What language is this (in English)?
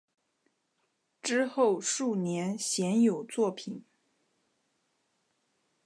Chinese